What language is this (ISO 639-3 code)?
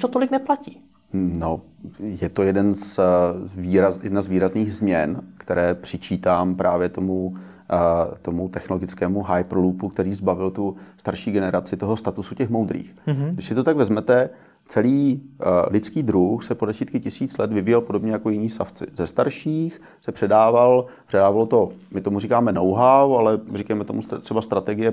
ces